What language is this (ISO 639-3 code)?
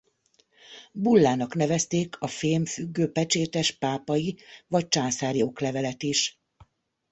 hun